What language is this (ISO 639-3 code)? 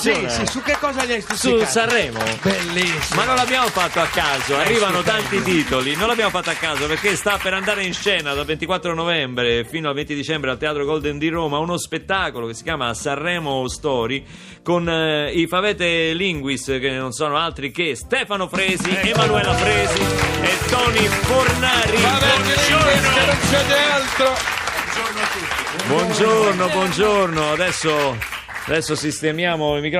ita